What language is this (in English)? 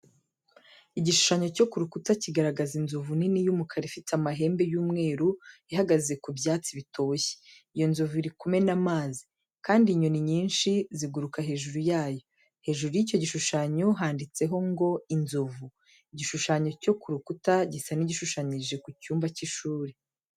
Kinyarwanda